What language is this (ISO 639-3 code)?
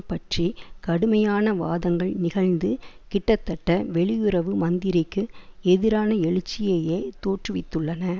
tam